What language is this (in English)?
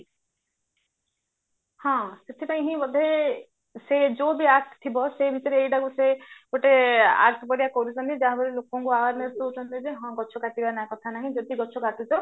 Odia